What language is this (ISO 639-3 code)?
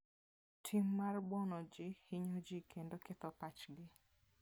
luo